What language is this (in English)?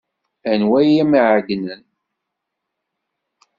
Kabyle